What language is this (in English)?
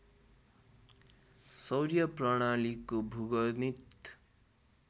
Nepali